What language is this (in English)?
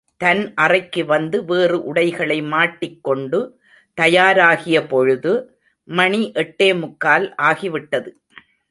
Tamil